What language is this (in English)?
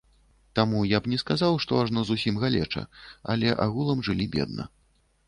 Belarusian